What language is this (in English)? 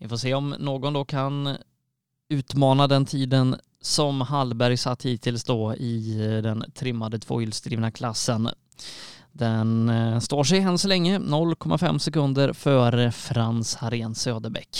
Swedish